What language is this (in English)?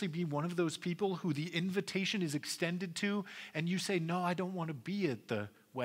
English